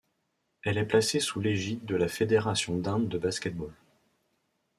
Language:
French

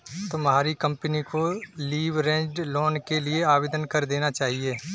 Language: Hindi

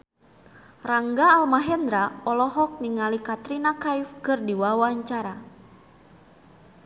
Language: Sundanese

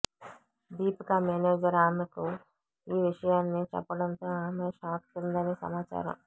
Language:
Telugu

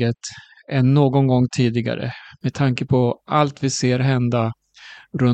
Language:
Swedish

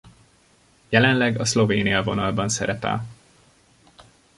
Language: Hungarian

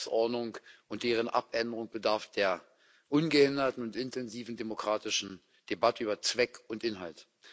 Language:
German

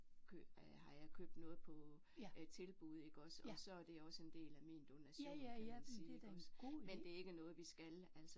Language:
Danish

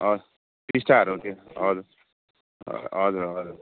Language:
Nepali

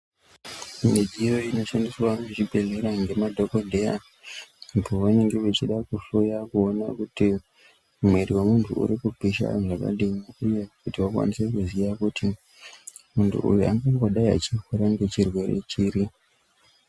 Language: Ndau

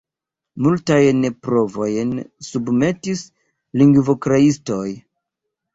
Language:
Esperanto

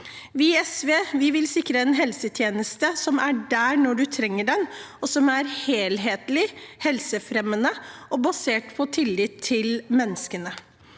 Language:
Norwegian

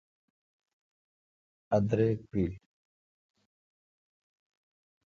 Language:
Kalkoti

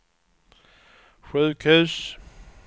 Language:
Swedish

